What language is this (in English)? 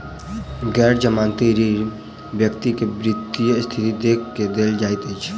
Maithili